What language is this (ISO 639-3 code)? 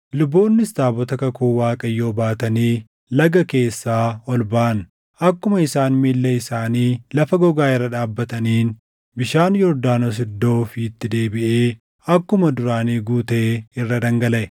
orm